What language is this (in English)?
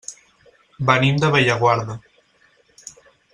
Catalan